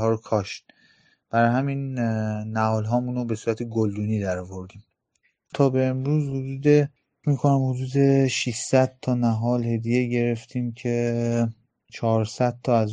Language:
Persian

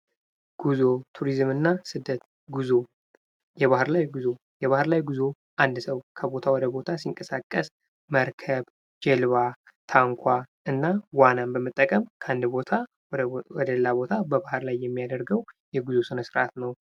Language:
Amharic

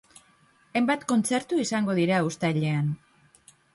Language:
Basque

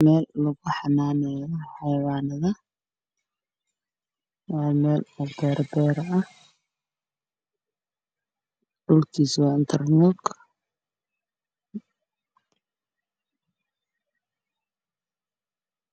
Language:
Somali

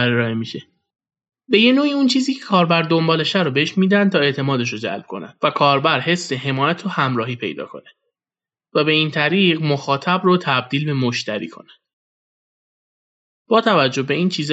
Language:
Persian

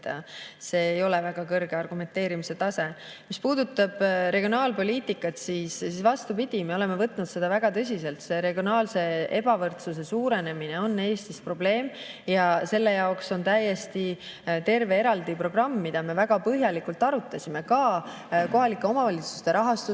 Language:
Estonian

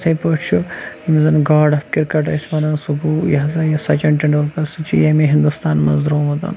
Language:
Kashmiri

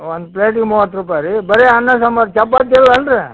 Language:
Kannada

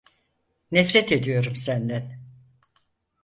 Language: Turkish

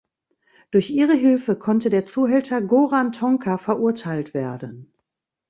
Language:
German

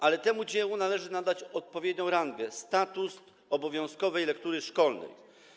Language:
Polish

